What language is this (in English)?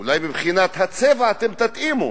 Hebrew